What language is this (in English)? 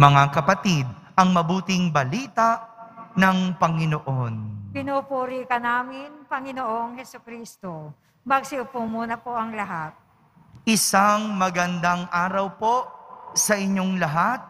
Filipino